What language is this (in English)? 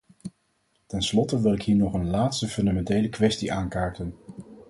Dutch